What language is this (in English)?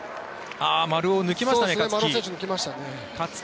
Japanese